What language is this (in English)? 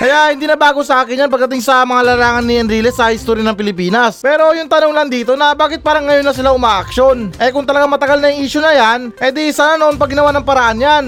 Filipino